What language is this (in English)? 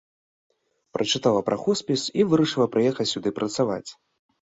Belarusian